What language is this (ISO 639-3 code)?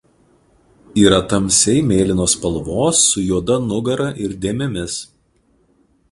lit